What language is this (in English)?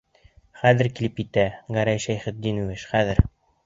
Bashkir